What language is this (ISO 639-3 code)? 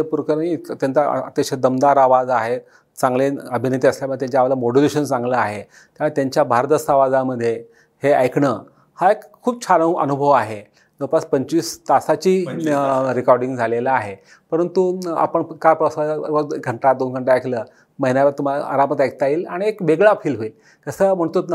mar